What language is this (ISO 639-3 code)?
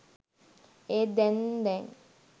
sin